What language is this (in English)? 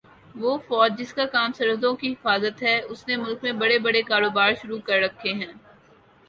Urdu